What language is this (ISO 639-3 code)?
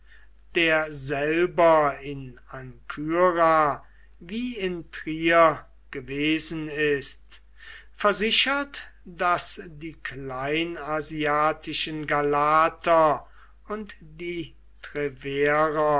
deu